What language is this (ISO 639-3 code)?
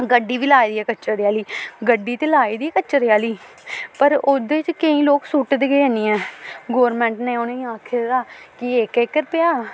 doi